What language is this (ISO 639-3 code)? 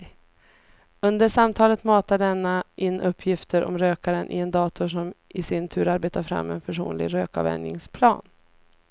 swe